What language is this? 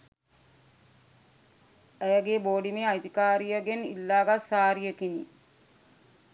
Sinhala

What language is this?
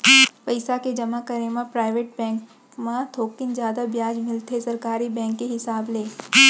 Chhattisgarhi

